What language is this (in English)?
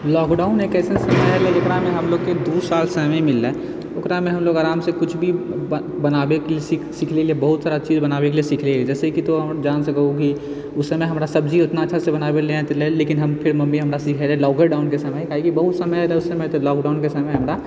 Maithili